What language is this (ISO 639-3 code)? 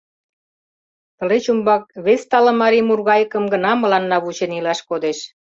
chm